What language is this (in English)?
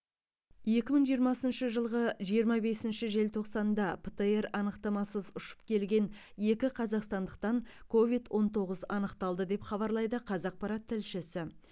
Kazakh